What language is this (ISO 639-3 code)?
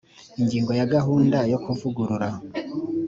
kin